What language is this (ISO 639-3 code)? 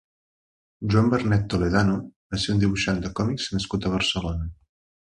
cat